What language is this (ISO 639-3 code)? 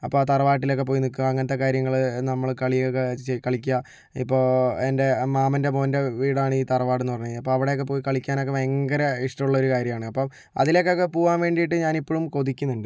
mal